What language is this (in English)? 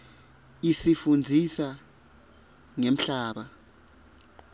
Swati